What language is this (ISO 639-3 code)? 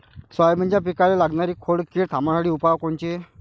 mar